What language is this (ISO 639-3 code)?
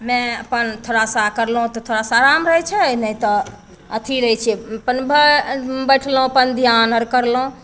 mai